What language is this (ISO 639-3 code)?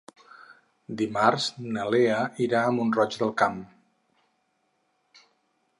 cat